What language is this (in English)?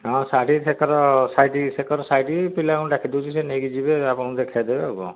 Odia